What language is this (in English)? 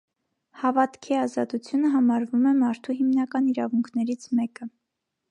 Armenian